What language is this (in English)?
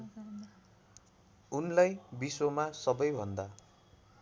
Nepali